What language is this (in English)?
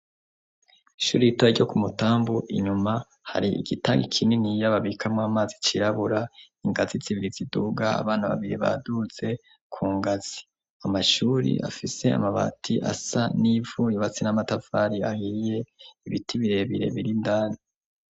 Rundi